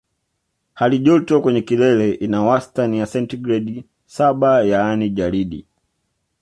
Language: Swahili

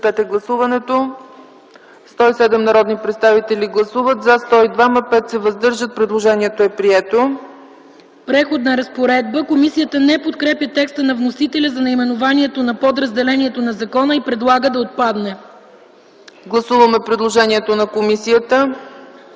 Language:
Bulgarian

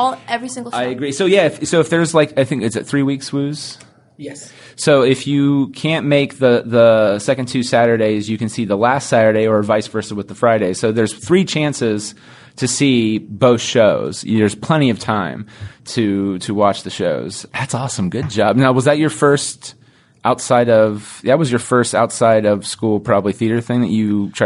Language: English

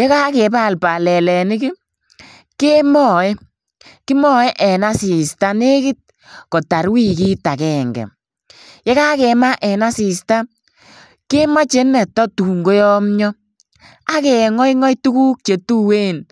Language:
Kalenjin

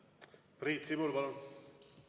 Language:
Estonian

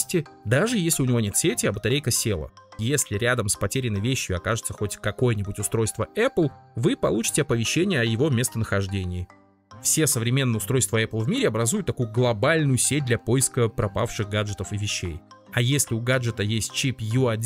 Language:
Russian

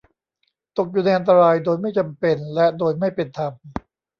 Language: Thai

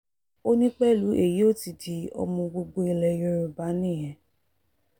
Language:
Yoruba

